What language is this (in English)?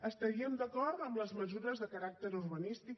Catalan